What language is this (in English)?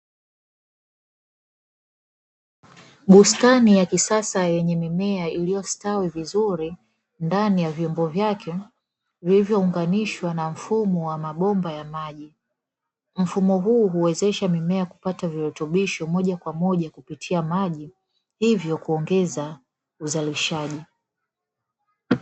Swahili